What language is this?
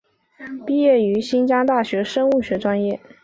Chinese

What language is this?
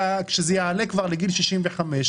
Hebrew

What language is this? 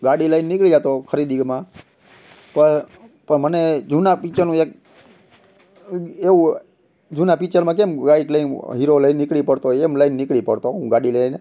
Gujarati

